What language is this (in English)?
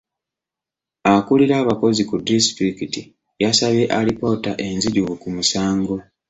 Ganda